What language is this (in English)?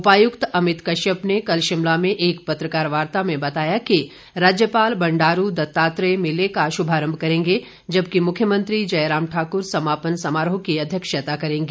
Hindi